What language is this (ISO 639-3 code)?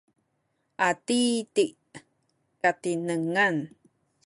szy